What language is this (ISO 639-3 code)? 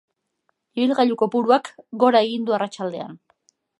eus